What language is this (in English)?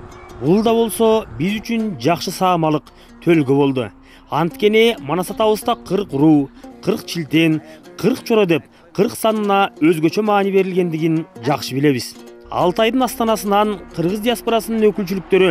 Turkish